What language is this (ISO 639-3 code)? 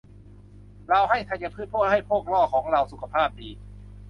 tha